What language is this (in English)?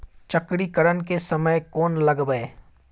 Maithili